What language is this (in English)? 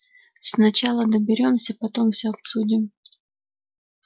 Russian